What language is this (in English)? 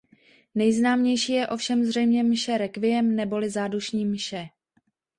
Czech